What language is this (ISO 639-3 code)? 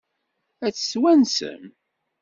kab